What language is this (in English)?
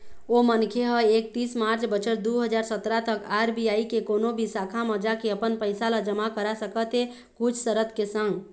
Chhattisgarhi